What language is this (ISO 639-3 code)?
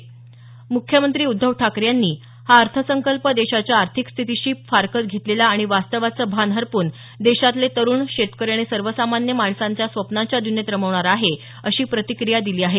mar